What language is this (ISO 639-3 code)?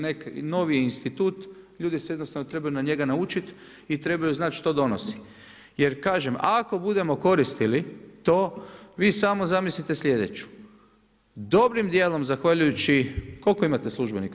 hrv